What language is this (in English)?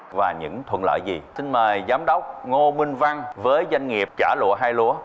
Vietnamese